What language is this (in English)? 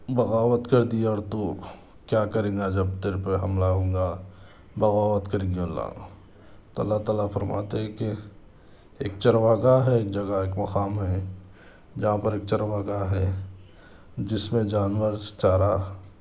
Urdu